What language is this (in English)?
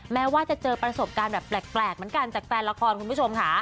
Thai